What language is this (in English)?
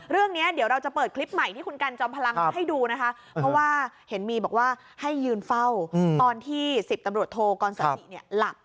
Thai